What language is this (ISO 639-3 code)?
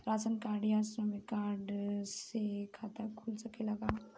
bho